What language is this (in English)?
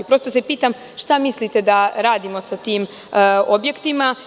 Serbian